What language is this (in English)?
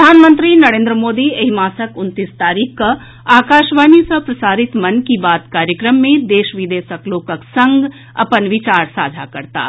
Maithili